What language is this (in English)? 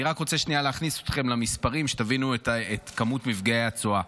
Hebrew